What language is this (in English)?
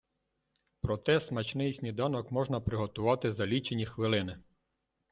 Ukrainian